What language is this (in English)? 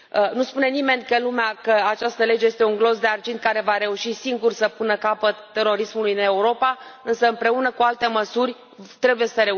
Romanian